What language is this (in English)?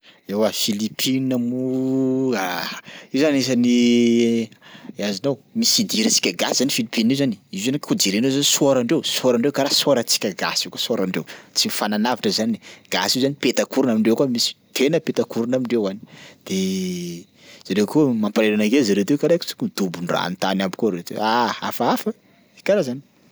Sakalava Malagasy